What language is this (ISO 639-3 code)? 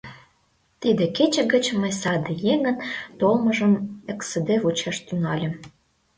chm